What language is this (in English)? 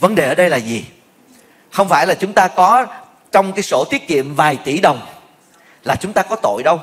Vietnamese